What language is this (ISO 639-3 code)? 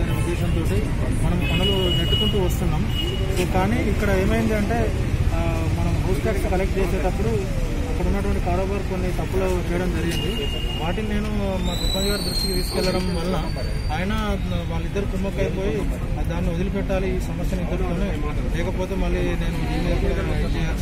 hin